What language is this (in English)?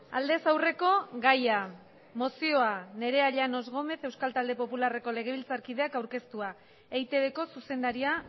Basque